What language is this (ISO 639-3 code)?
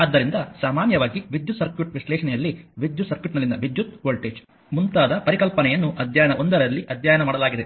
kan